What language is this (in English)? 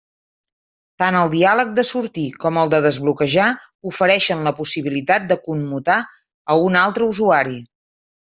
Catalan